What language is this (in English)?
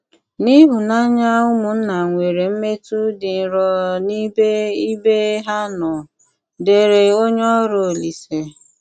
Igbo